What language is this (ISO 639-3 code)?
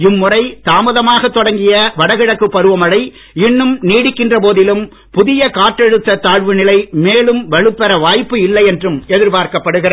tam